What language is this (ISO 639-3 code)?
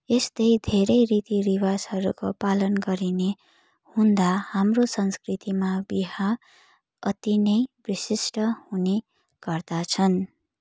nep